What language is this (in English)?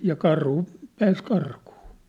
Finnish